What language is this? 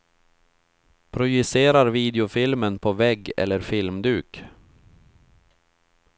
Swedish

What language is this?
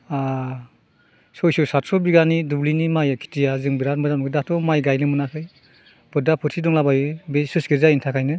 Bodo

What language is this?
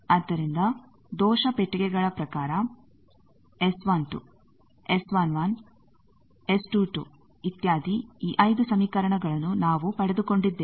Kannada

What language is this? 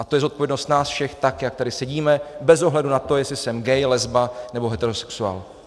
Czech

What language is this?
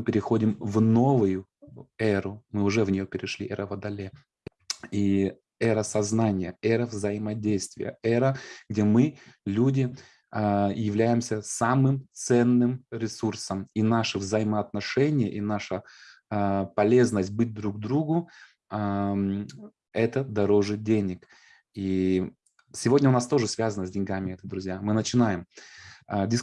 Russian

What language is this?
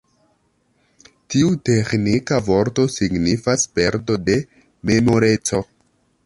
Esperanto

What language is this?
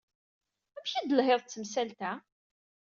Kabyle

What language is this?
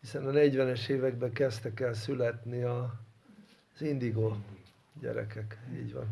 Hungarian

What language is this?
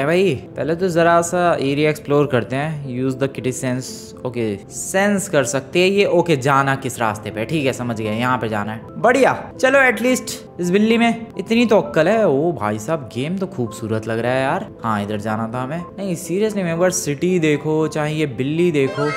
Hindi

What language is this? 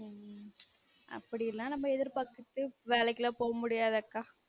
Tamil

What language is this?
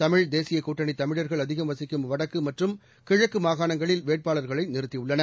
Tamil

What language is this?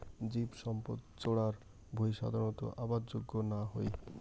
Bangla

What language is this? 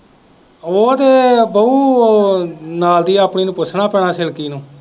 Punjabi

